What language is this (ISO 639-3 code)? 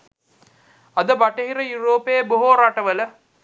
sin